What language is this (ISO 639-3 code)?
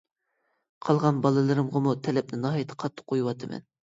uig